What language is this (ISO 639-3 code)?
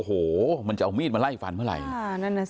tha